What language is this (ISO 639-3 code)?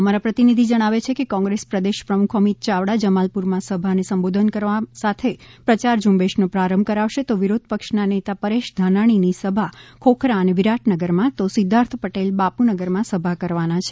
guj